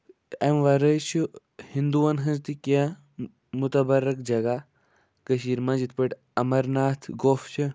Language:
Kashmiri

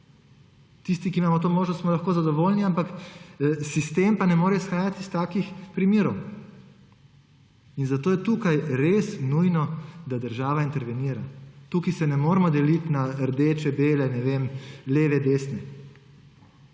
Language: Slovenian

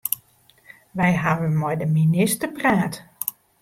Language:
Western Frisian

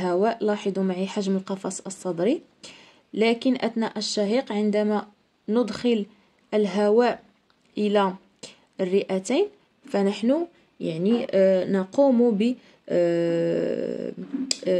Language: Arabic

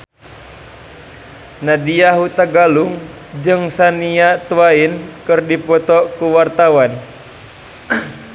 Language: Sundanese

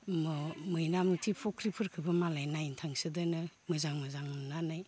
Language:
Bodo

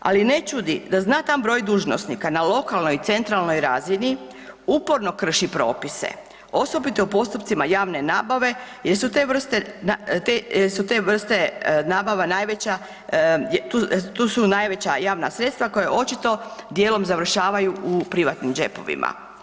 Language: Croatian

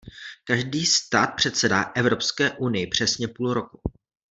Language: Czech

